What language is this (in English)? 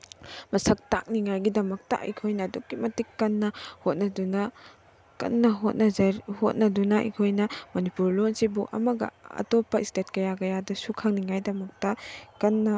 Manipuri